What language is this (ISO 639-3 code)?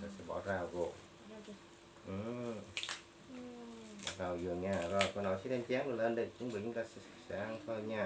vie